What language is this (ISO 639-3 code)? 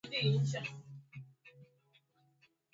swa